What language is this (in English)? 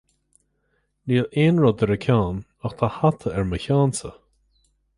Irish